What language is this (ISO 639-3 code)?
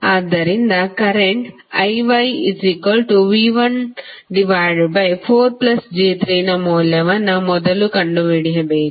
kan